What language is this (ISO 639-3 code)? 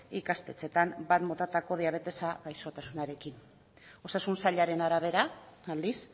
eus